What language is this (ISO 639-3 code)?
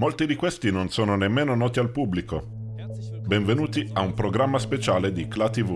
ita